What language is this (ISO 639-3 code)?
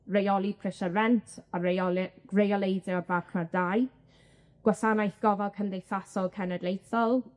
cym